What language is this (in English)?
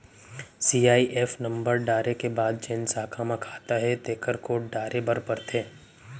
Chhattisgarhi